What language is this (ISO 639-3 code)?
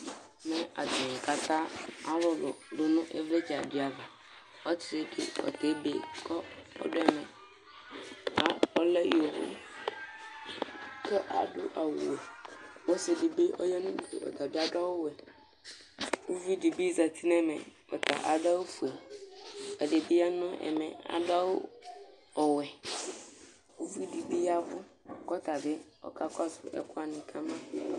kpo